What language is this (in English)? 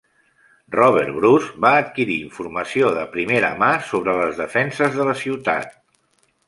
Catalan